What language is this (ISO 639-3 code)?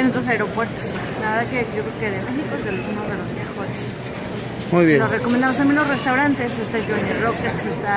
spa